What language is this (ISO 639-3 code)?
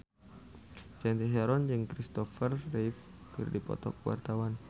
sun